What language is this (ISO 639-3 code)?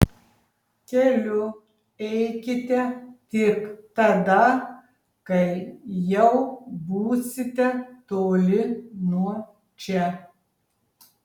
lit